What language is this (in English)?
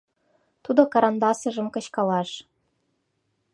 Mari